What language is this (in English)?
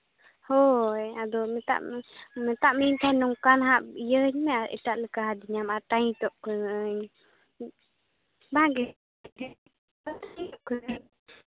Santali